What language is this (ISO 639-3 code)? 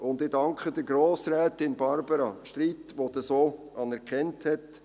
gsw